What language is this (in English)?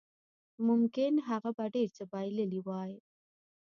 Pashto